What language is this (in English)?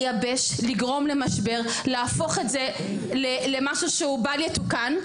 Hebrew